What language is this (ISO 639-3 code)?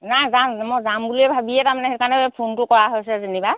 asm